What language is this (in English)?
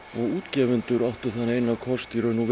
Icelandic